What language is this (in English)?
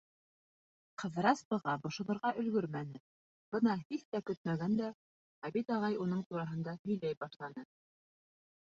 Bashkir